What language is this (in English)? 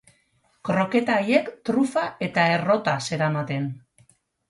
Basque